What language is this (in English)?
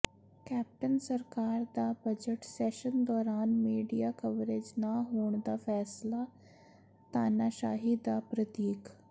Punjabi